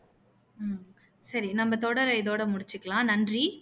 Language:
Tamil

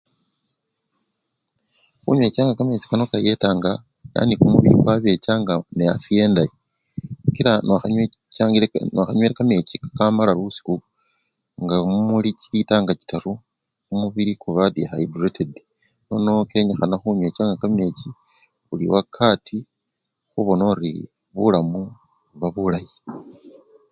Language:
Luyia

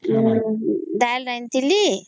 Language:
Odia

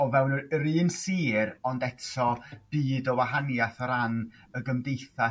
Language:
Welsh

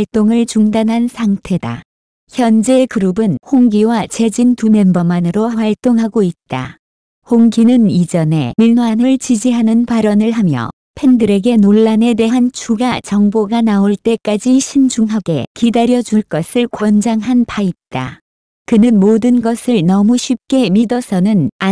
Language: Korean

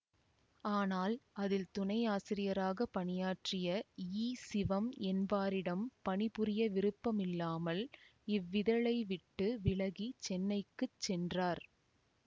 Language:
Tamil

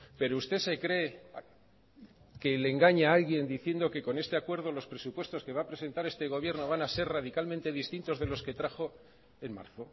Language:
Spanish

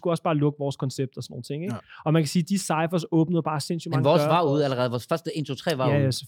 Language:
Danish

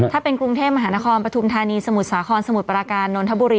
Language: Thai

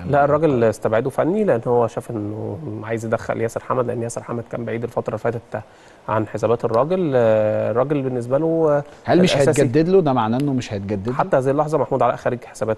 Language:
Arabic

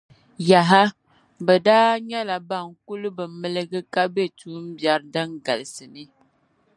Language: Dagbani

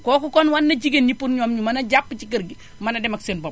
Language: Wolof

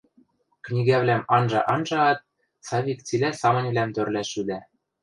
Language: Western Mari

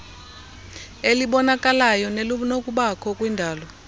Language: Xhosa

